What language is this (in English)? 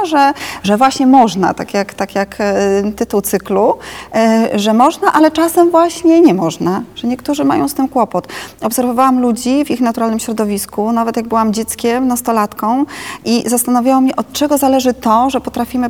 Polish